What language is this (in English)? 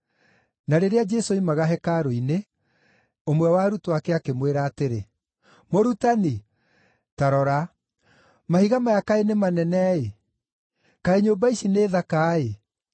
Kikuyu